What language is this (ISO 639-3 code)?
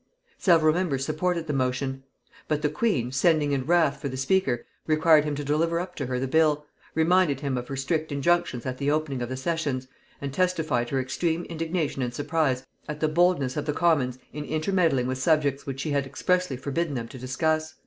eng